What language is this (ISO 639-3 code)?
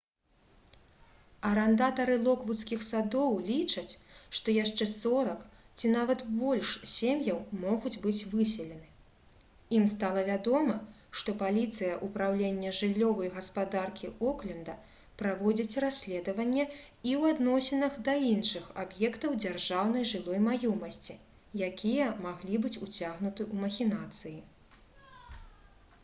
bel